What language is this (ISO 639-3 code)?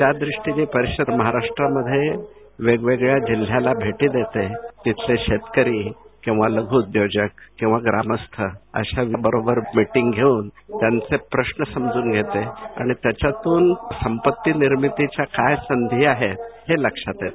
mar